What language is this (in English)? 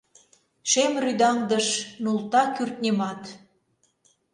Mari